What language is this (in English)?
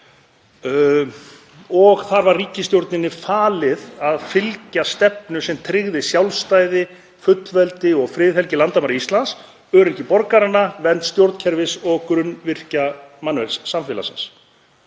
Icelandic